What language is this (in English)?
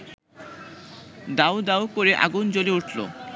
Bangla